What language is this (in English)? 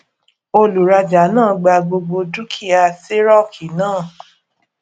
Yoruba